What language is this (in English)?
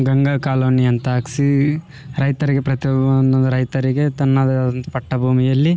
Kannada